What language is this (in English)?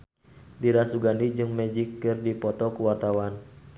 Sundanese